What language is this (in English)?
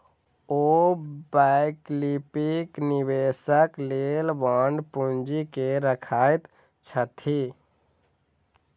Maithili